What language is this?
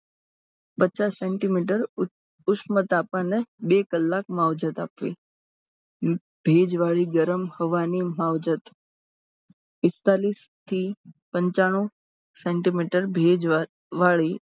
Gujarati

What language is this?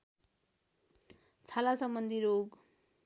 Nepali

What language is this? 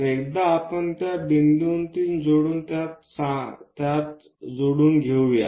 Marathi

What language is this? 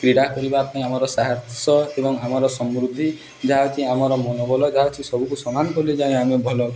Odia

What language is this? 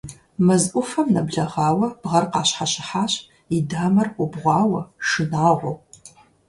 Kabardian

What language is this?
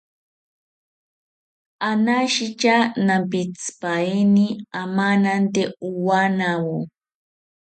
South Ucayali Ashéninka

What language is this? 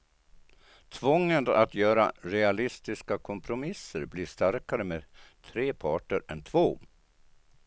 Swedish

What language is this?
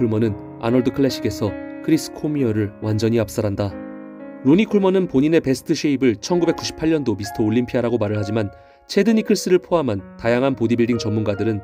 Korean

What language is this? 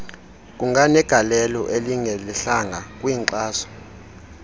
Xhosa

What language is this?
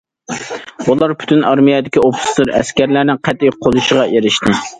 Uyghur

